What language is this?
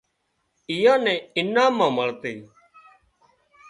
Wadiyara Koli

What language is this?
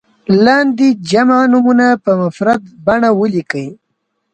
Pashto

